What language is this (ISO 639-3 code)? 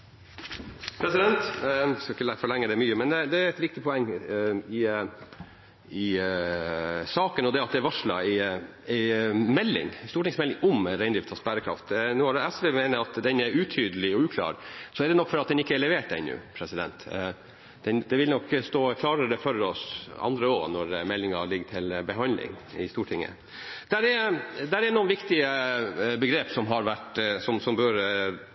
nob